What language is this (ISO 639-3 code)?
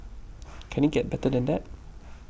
eng